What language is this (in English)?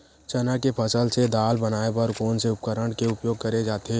Chhattisgarhi